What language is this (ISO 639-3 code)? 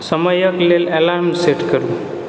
mai